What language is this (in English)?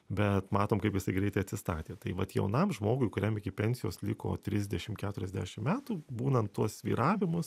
Lithuanian